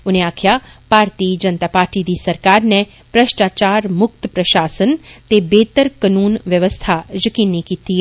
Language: Dogri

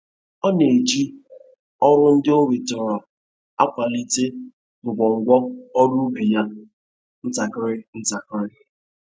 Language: Igbo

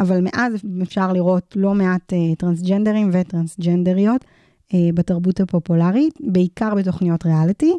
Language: Hebrew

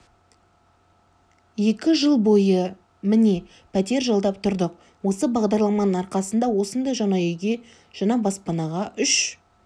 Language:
Kazakh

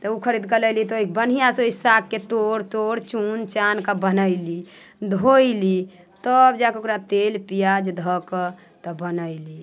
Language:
Maithili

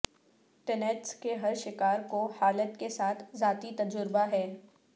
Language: Urdu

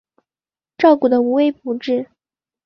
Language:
Chinese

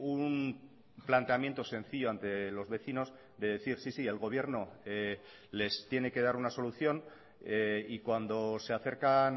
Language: Spanish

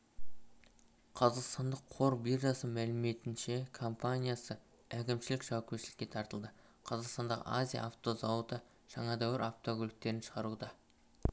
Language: Kazakh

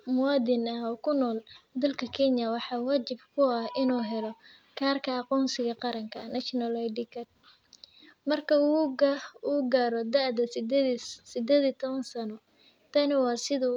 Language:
Somali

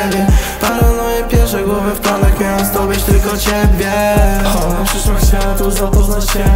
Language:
Polish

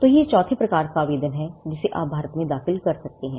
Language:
Hindi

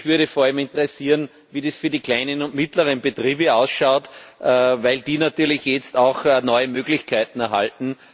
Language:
German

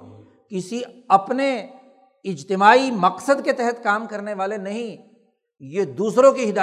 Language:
Urdu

